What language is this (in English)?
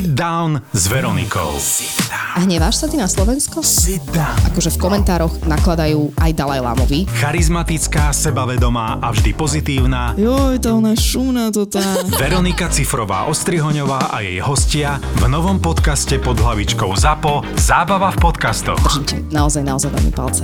Slovak